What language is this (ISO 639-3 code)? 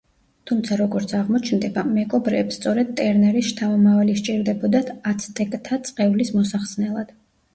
kat